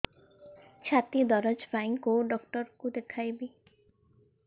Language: Odia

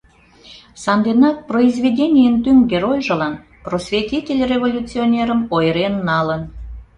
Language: Mari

